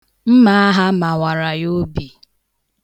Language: Igbo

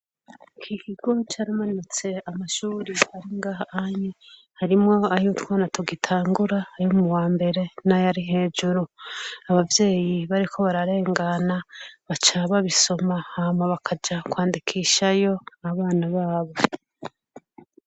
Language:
Rundi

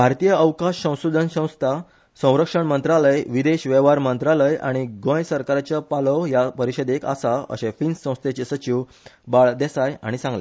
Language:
Konkani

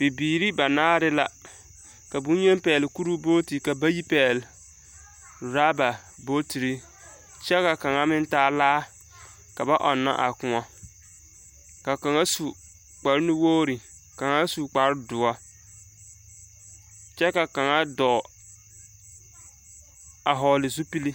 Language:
Southern Dagaare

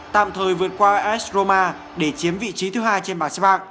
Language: Vietnamese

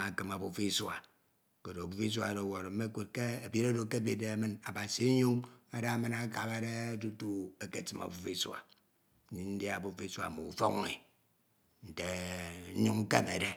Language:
Ito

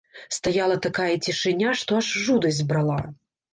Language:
Belarusian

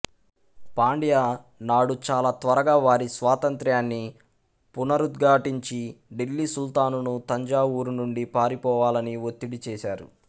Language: Telugu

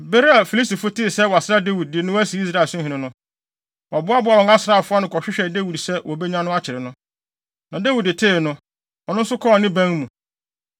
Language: Akan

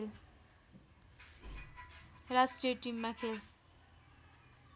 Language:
Nepali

